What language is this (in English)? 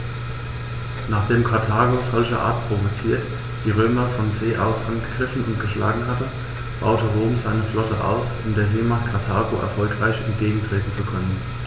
German